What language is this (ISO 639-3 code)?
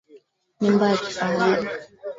swa